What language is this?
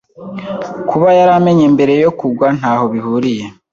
Kinyarwanda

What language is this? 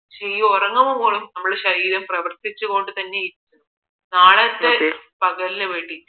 Malayalam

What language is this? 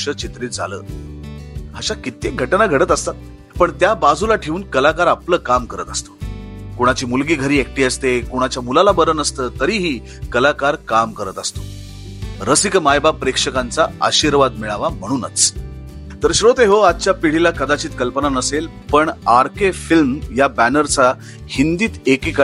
Marathi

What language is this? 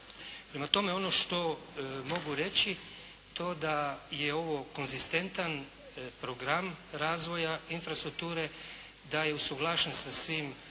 Croatian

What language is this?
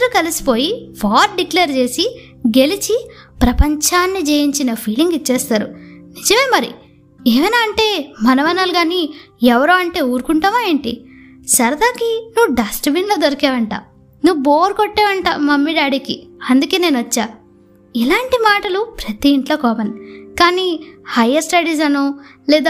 Telugu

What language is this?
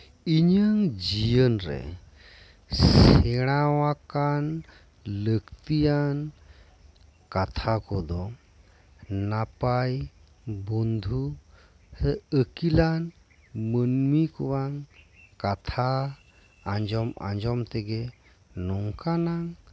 Santali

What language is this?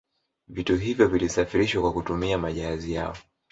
Swahili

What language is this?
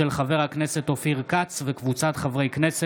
Hebrew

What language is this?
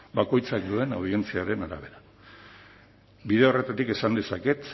Basque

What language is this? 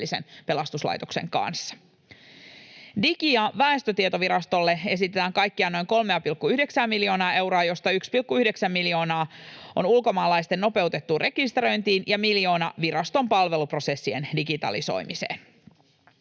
Finnish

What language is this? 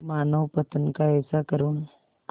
Hindi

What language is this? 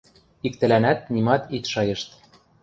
Western Mari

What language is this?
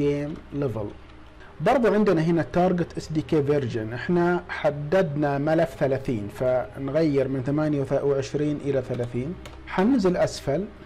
Arabic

